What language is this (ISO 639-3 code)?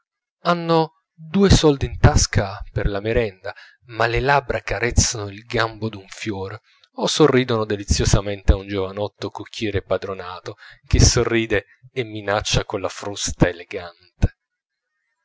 ita